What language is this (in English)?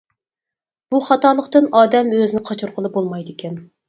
Uyghur